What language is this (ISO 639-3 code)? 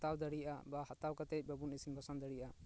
sat